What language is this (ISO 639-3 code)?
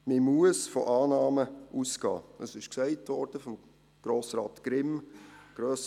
gsw